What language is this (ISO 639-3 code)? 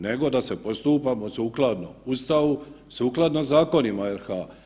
hrv